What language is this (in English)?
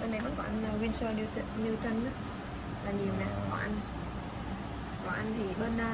Vietnamese